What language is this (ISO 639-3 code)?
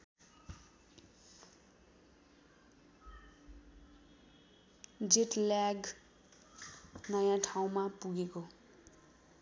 nep